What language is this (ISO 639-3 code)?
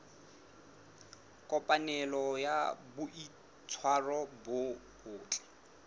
sot